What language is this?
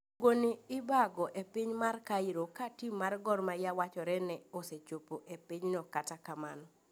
Luo (Kenya and Tanzania)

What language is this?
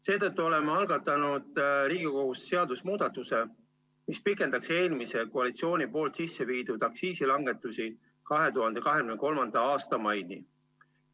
Estonian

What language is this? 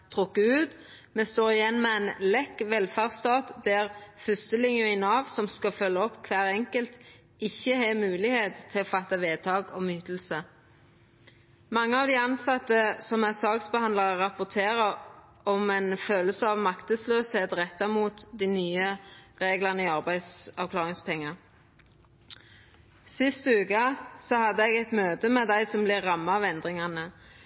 Norwegian Nynorsk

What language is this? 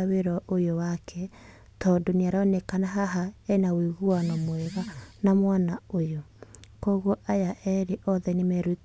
Kikuyu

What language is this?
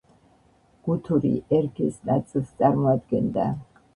Georgian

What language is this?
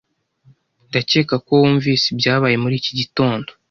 Kinyarwanda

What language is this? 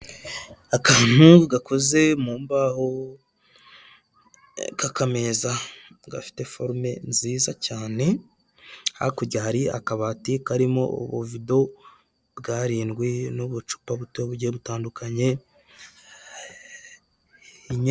Kinyarwanda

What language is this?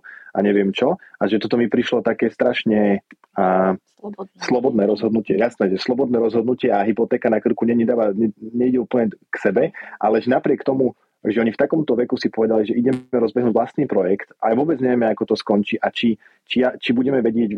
Slovak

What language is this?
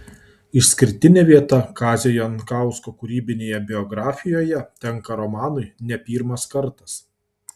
Lithuanian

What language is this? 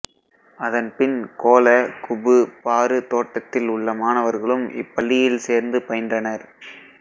Tamil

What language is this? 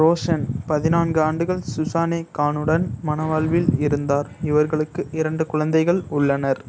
Tamil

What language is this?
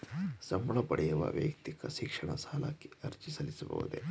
Kannada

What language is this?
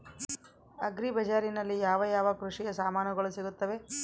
Kannada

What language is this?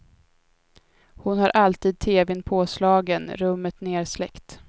Swedish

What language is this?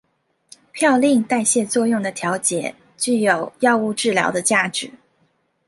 Chinese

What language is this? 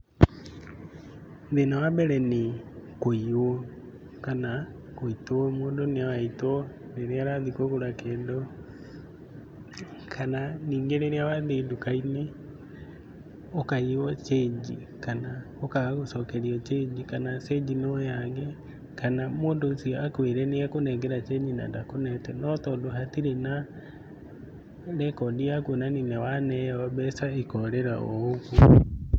Kikuyu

